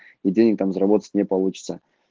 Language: Russian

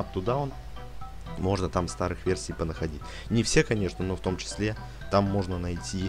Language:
Russian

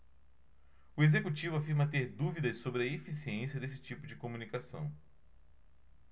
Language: Portuguese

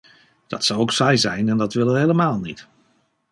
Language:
Dutch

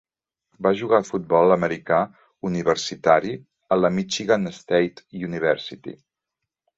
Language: Catalan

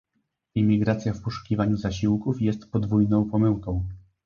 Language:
Polish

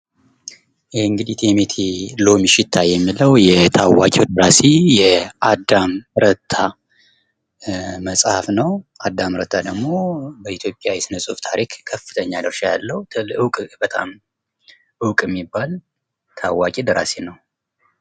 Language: Amharic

